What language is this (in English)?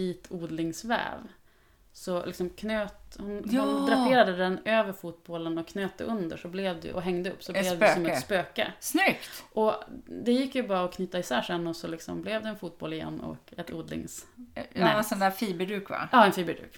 Swedish